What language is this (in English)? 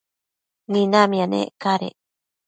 Matsés